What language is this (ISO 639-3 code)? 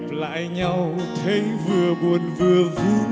vie